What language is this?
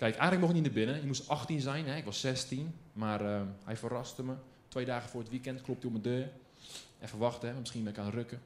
Dutch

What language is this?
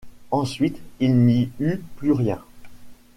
French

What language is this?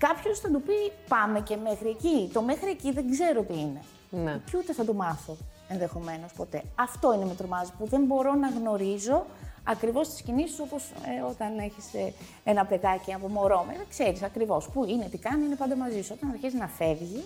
Greek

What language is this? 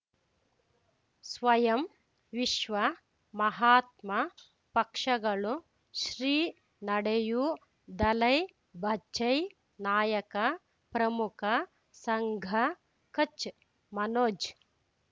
Kannada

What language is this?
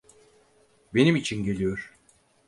Turkish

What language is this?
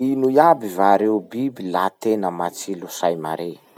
Masikoro Malagasy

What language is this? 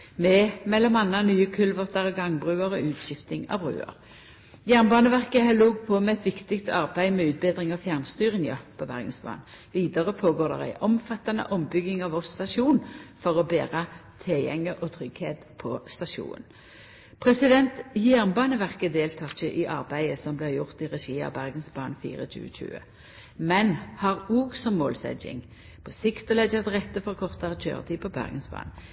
Norwegian Nynorsk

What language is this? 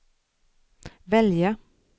Swedish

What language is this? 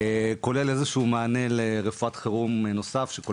Hebrew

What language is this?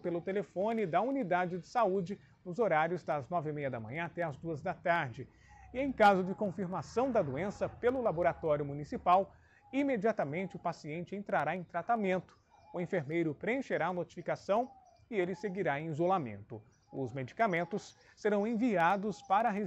Portuguese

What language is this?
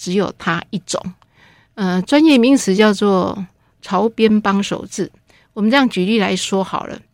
Chinese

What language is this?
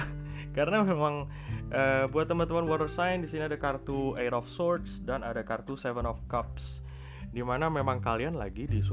Indonesian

